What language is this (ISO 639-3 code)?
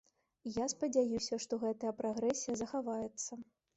bel